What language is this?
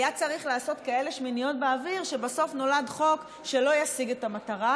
Hebrew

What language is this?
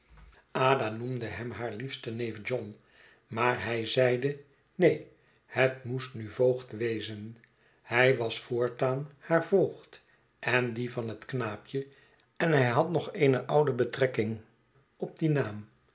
Dutch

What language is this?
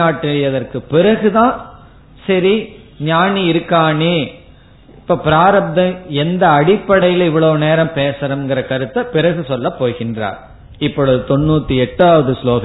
Tamil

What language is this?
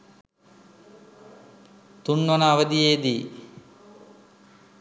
Sinhala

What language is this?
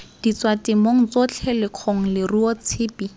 Tswana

